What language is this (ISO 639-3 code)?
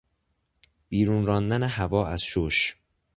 fas